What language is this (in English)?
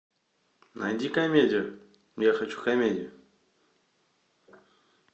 Russian